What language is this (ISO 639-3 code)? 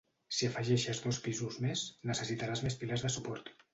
cat